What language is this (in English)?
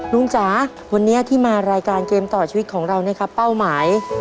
Thai